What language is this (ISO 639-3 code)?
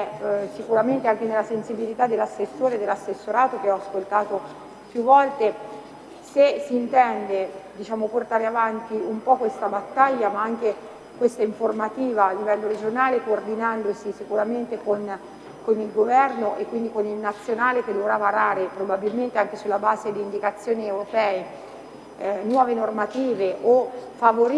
ita